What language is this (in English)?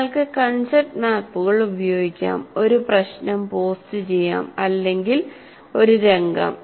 Malayalam